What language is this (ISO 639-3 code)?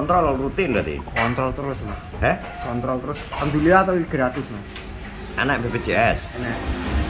ind